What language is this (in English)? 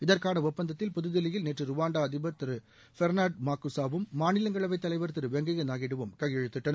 Tamil